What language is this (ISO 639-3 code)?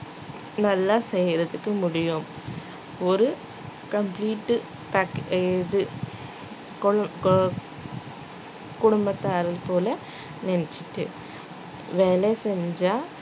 tam